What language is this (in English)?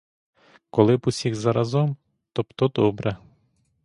Ukrainian